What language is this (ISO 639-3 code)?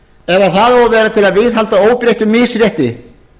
isl